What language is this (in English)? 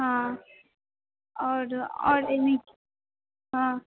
Maithili